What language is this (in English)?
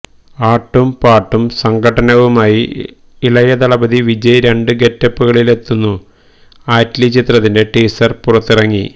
Malayalam